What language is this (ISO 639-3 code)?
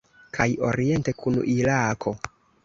epo